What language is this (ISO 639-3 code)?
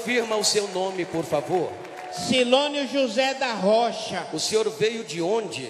por